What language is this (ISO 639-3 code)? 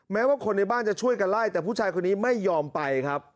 tha